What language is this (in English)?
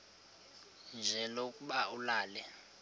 Xhosa